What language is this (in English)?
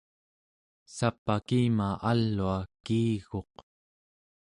Central Yupik